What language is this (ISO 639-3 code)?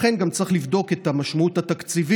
heb